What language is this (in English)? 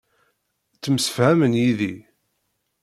Kabyle